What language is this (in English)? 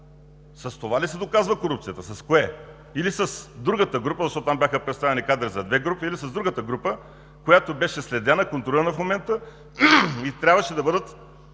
Bulgarian